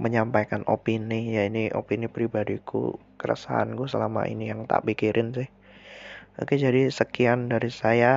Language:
Indonesian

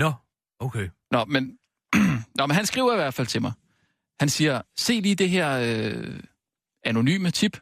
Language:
Danish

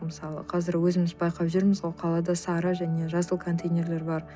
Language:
Kazakh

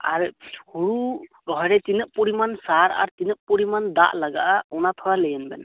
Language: Santali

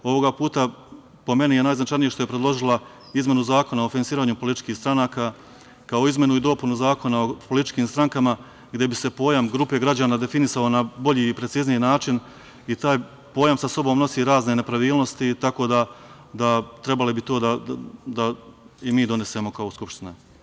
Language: Serbian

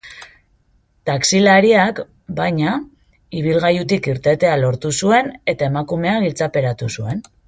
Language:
Basque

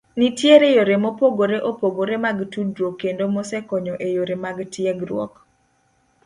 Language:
Luo (Kenya and Tanzania)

